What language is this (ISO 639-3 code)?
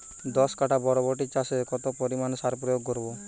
ben